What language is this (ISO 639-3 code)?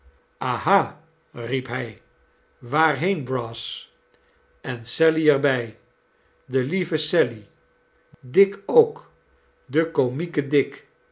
nld